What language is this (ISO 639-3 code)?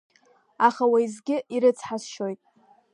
abk